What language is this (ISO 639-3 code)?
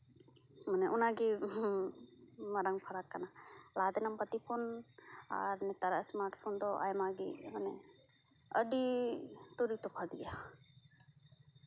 sat